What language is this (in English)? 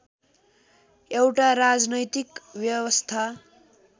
Nepali